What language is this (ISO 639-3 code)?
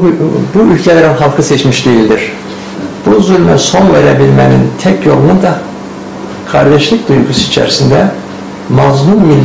tur